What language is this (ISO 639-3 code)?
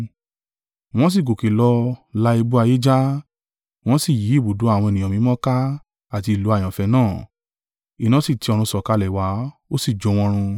yor